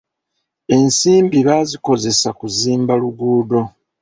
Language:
Ganda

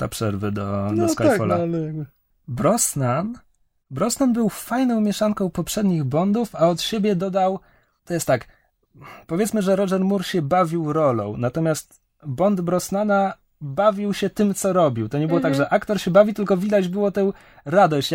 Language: Polish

